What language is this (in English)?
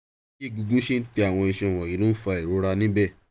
Yoruba